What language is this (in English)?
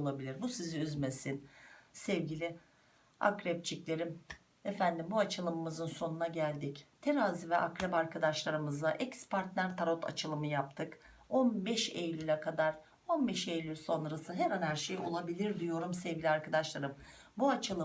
Turkish